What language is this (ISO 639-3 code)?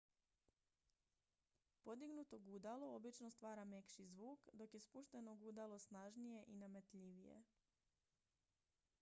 hrv